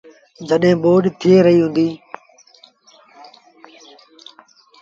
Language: Sindhi Bhil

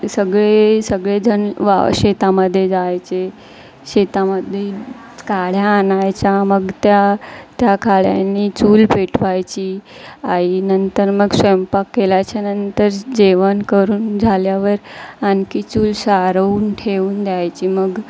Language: Marathi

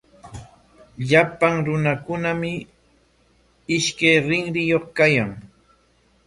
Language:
Corongo Ancash Quechua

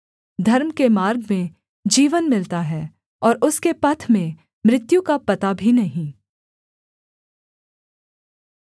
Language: Hindi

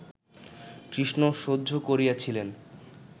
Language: Bangla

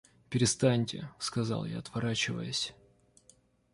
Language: Russian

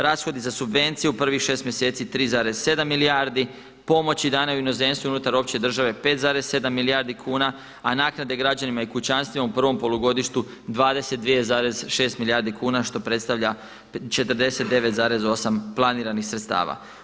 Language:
Croatian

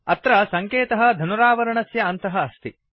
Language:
Sanskrit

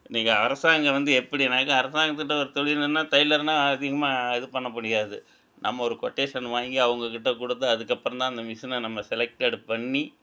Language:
Tamil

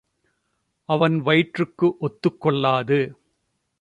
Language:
Tamil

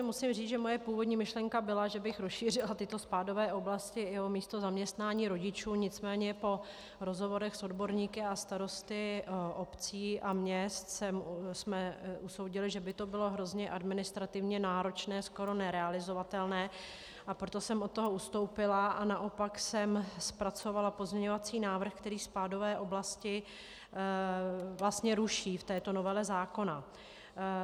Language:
Czech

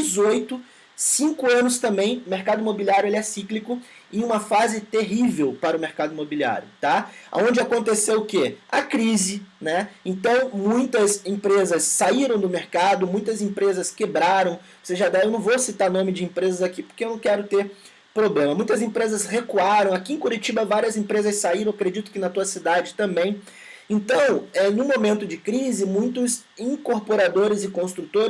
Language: Portuguese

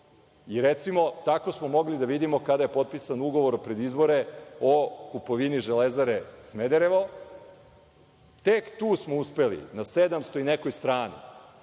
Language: Serbian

